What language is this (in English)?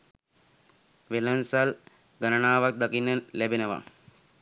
Sinhala